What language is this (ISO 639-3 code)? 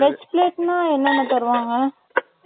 tam